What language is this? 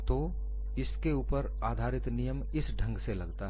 Hindi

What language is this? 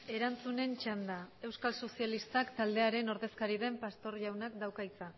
Basque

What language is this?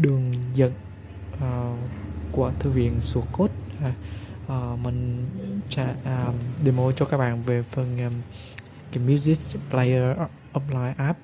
Vietnamese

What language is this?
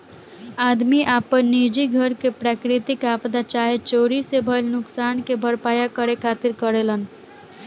Bhojpuri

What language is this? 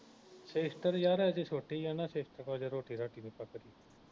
Punjabi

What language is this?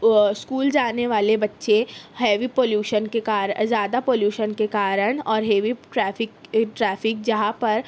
Urdu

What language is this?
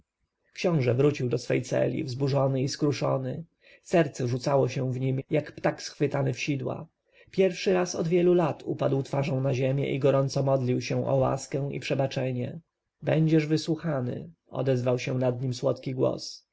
Polish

